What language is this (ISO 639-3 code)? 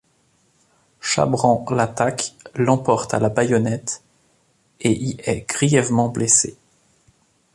fra